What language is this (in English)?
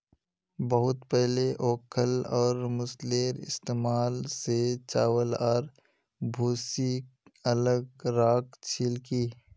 Magahi